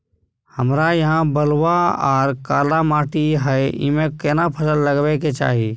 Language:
Maithili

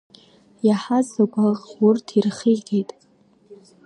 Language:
Abkhazian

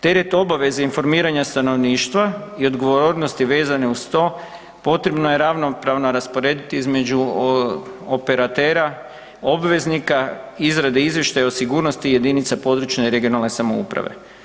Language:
Croatian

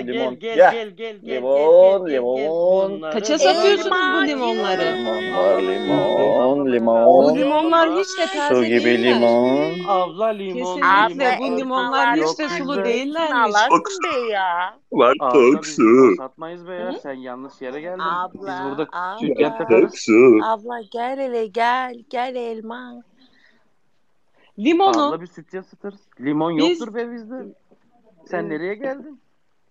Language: Turkish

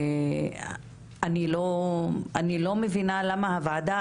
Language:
Hebrew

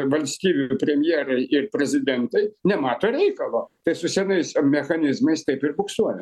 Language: Lithuanian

